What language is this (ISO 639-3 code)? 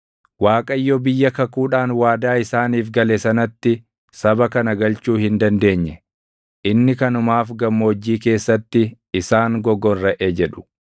orm